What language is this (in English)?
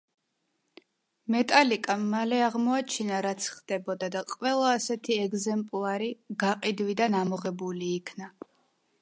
Georgian